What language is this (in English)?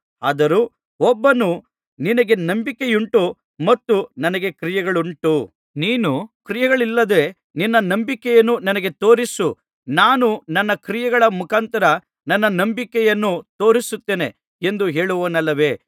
Kannada